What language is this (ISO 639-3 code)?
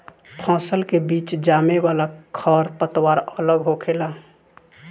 bho